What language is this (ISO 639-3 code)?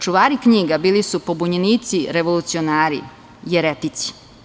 srp